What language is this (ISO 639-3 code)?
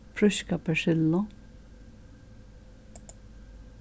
fao